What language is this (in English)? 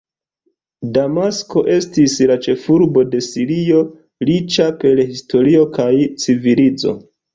Esperanto